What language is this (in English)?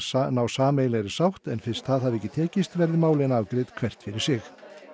Icelandic